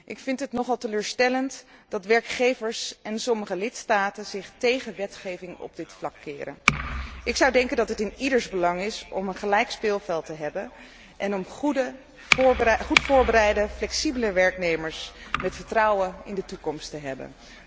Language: Dutch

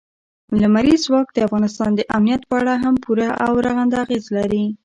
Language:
Pashto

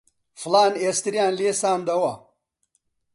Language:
Central Kurdish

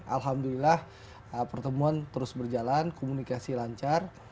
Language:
Indonesian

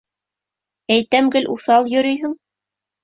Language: Bashkir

